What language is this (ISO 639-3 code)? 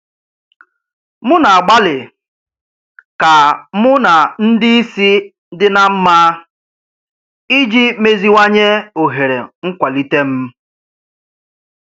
ibo